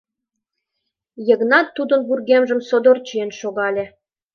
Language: Mari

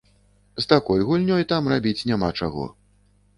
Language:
Belarusian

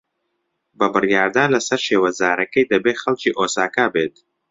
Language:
Central Kurdish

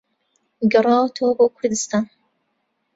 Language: Central Kurdish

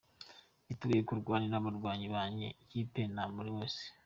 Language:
Kinyarwanda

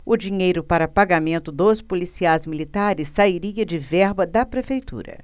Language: Portuguese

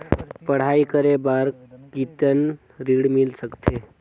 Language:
Chhattisgarhi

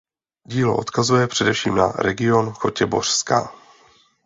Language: Czech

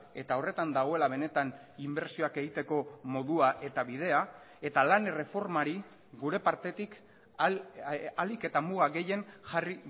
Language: Basque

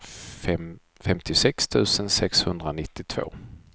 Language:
Swedish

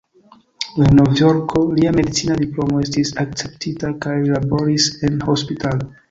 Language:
Esperanto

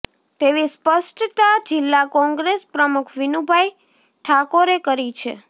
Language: Gujarati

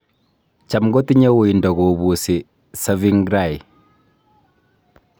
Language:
Kalenjin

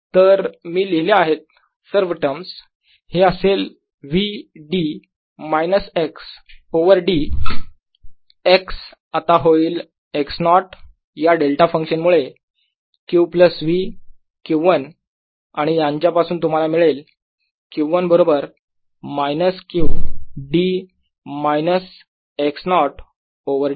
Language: Marathi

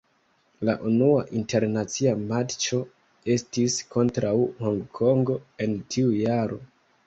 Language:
Esperanto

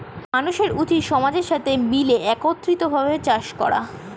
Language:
Bangla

